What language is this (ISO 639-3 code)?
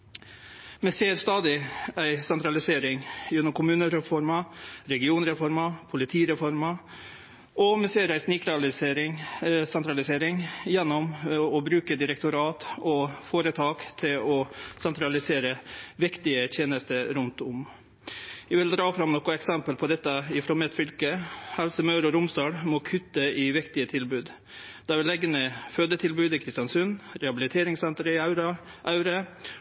nno